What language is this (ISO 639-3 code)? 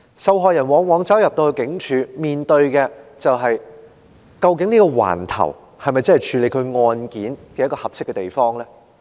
yue